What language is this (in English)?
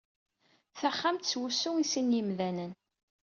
Kabyle